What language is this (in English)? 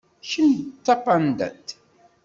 Kabyle